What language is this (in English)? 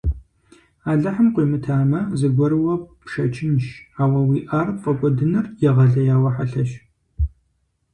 Kabardian